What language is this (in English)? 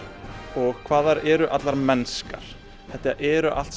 Icelandic